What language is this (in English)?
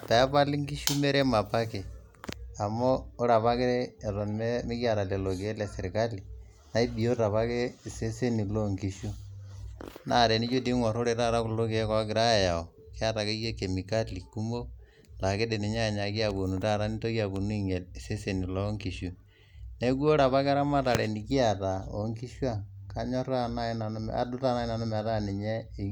Masai